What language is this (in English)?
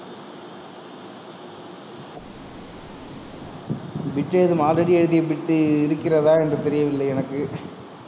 Tamil